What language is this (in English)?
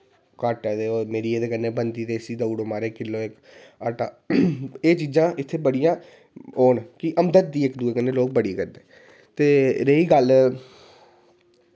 Dogri